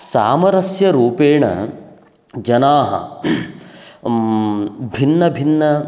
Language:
Sanskrit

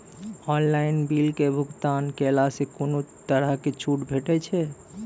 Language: Maithili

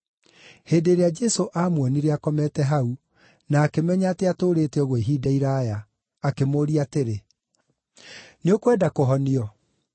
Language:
Kikuyu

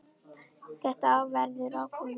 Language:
Icelandic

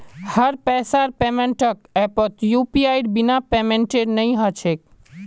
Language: Magahi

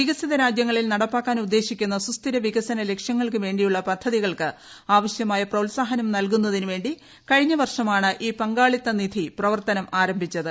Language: Malayalam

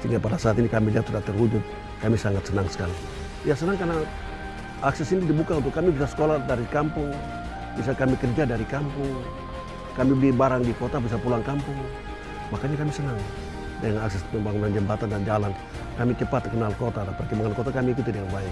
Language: Indonesian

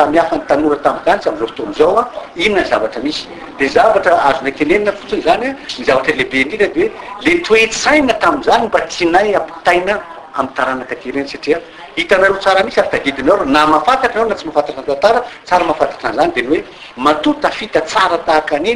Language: Romanian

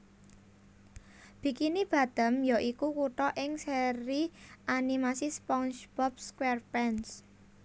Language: Javanese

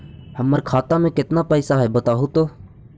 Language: Magahi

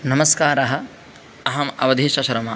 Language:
Sanskrit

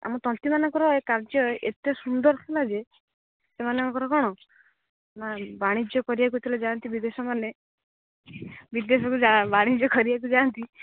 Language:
Odia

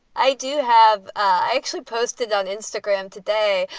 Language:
English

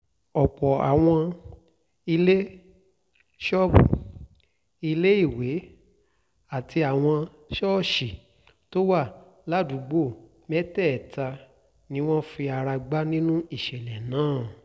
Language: Yoruba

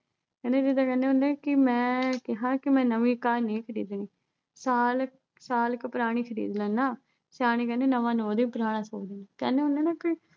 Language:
Punjabi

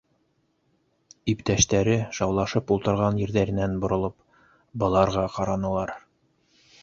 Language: Bashkir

